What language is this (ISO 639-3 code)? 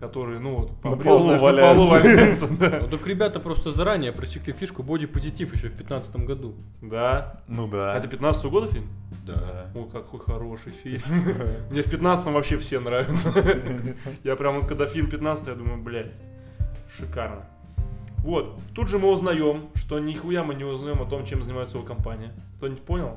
rus